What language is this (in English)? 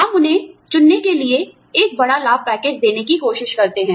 Hindi